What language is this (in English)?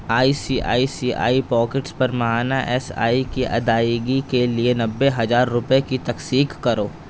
Urdu